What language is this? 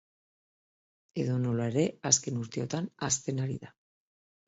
Basque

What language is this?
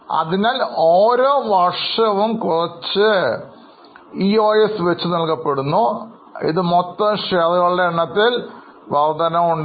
Malayalam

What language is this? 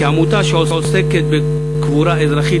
Hebrew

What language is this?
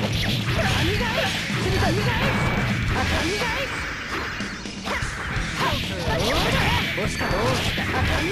Japanese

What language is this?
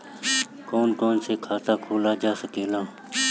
Bhojpuri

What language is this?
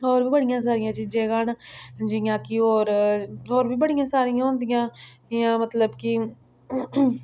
Dogri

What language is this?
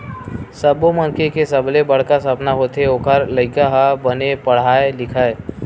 Chhattisgarhi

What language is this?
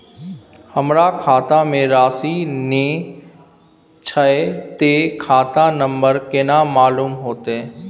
Maithili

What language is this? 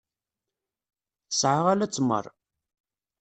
Kabyle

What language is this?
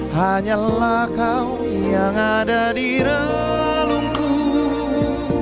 Indonesian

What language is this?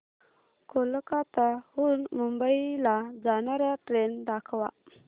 Marathi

